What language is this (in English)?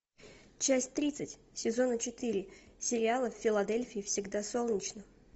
Russian